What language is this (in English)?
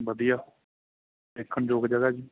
Punjabi